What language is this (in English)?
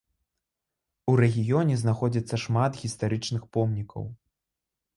Belarusian